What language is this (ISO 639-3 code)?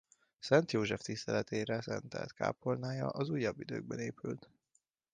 hun